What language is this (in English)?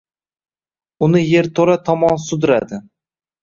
Uzbek